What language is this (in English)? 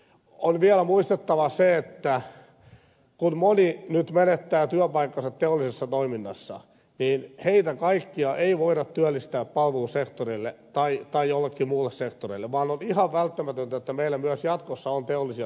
Finnish